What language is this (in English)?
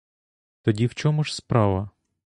Ukrainian